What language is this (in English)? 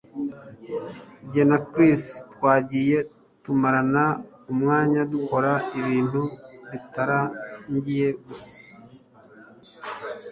Kinyarwanda